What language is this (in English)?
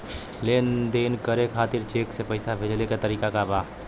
Bhojpuri